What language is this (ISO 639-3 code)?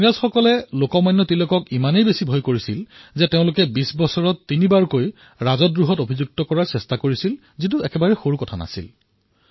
asm